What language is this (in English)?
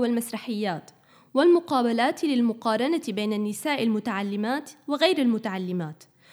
Arabic